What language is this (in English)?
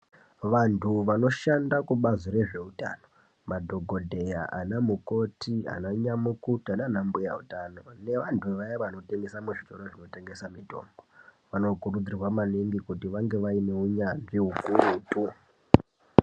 Ndau